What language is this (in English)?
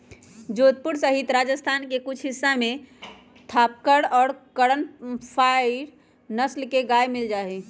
Magahi